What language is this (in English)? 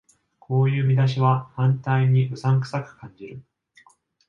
Japanese